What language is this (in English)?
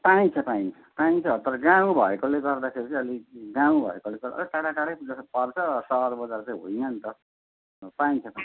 Nepali